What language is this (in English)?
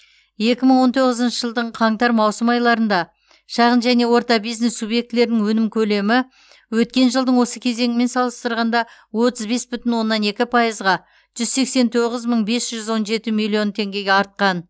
Kazakh